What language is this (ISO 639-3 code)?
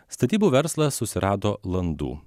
lit